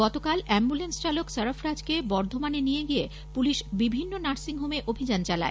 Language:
Bangla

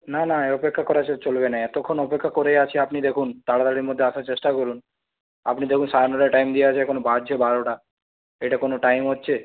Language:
Bangla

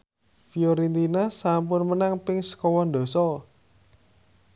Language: Javanese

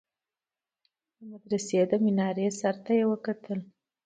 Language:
Pashto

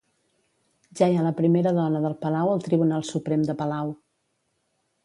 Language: Catalan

